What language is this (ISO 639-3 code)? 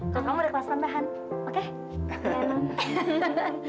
ind